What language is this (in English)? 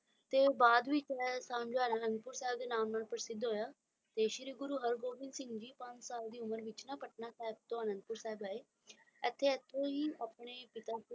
Punjabi